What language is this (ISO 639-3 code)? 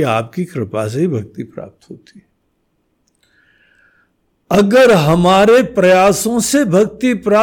hin